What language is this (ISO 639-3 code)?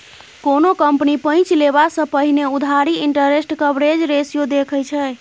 mai